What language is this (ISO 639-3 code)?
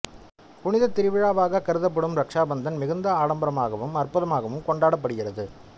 tam